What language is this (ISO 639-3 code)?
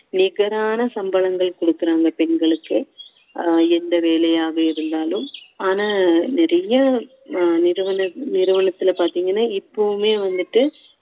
tam